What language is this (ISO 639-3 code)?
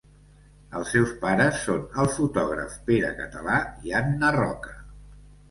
cat